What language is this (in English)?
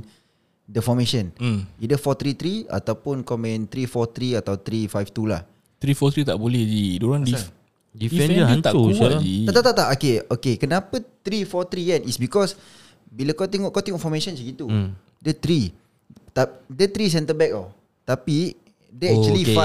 Malay